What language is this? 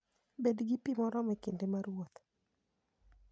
Luo (Kenya and Tanzania)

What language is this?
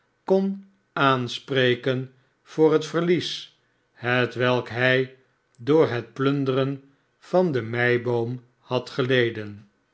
Dutch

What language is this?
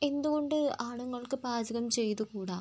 Malayalam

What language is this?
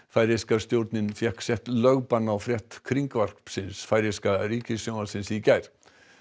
Icelandic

